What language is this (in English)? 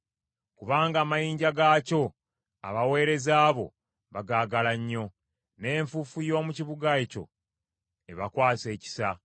Ganda